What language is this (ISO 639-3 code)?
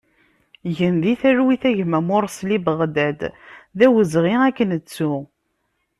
kab